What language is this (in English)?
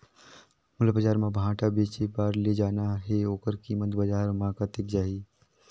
Chhattisgarhi